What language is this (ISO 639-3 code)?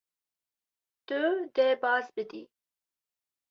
kur